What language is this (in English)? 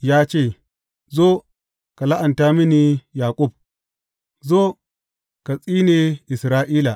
Hausa